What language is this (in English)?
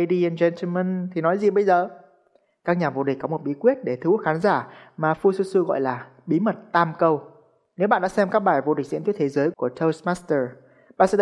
Vietnamese